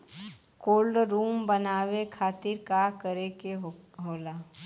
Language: Bhojpuri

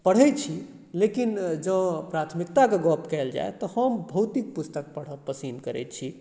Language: Maithili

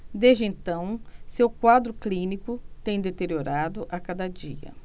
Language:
Portuguese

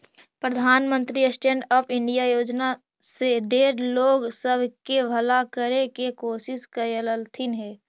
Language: Magahi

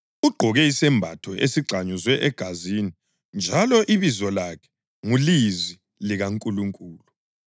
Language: North Ndebele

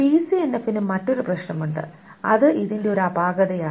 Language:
Malayalam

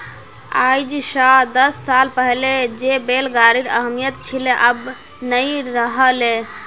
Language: Magahi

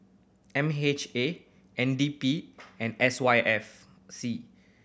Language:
English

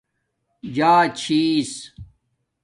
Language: Domaaki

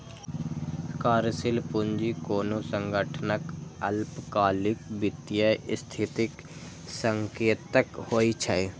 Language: Maithili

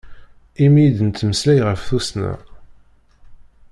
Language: Kabyle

